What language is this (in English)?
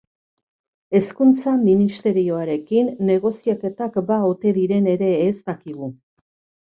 Basque